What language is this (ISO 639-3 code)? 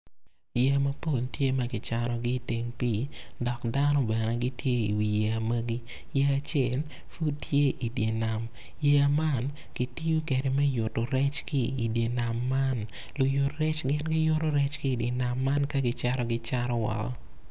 ach